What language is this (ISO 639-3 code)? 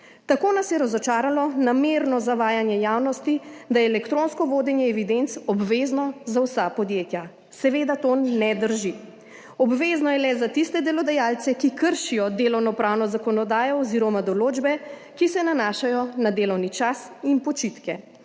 slv